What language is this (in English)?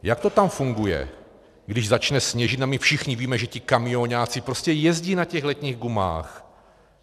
Czech